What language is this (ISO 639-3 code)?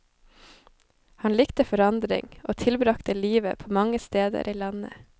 nor